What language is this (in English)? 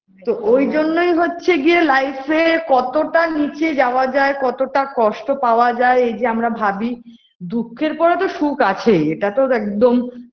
Bangla